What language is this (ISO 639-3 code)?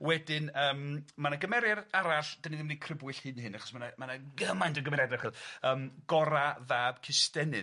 cym